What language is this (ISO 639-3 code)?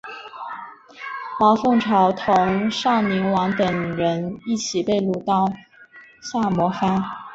zho